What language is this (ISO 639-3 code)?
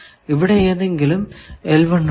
mal